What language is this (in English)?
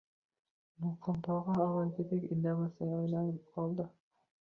Uzbek